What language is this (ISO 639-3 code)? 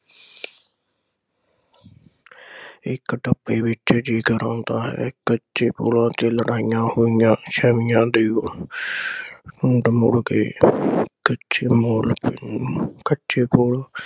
pan